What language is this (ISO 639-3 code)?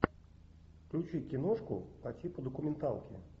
rus